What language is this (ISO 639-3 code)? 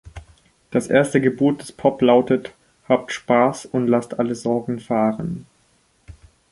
deu